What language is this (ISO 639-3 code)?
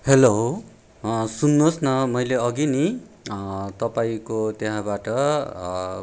nep